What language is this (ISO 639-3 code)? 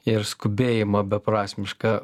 lit